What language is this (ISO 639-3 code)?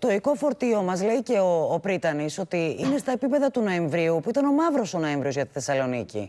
ell